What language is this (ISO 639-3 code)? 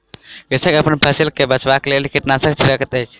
mai